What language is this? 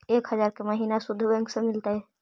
Magahi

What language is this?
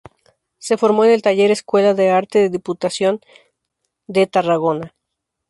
Spanish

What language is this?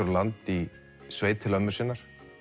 Icelandic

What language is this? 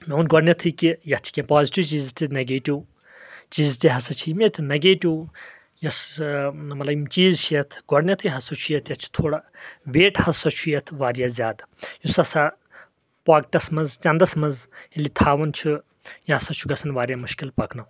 Kashmiri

